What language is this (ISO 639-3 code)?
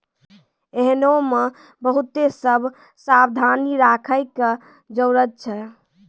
mai